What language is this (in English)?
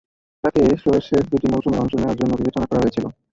Bangla